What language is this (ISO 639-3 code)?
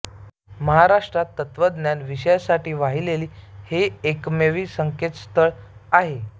mar